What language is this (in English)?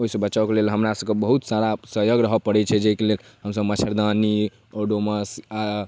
Maithili